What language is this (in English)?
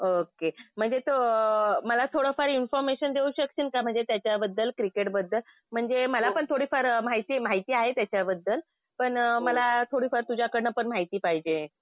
Marathi